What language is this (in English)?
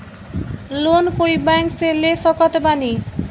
Bhojpuri